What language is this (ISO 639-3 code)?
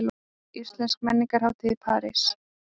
isl